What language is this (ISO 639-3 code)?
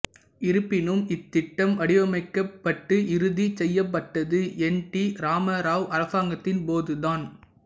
tam